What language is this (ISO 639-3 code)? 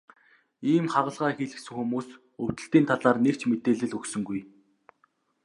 mon